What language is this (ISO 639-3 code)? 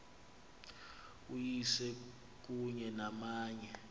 xho